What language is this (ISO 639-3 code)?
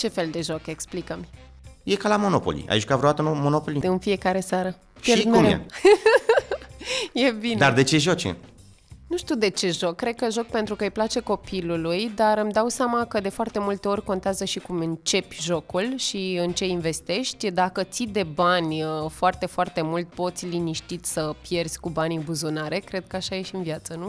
ron